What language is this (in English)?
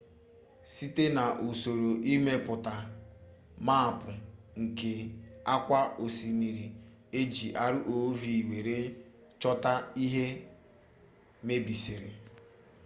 Igbo